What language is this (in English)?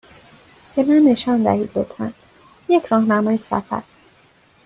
Persian